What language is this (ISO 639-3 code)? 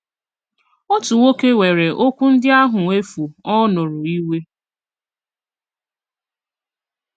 ibo